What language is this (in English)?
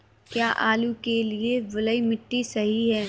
Hindi